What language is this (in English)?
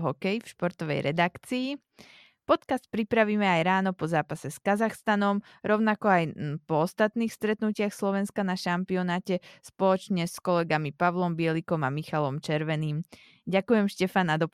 Slovak